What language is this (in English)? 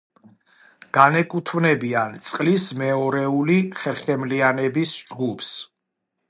Georgian